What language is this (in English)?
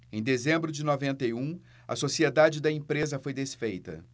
Portuguese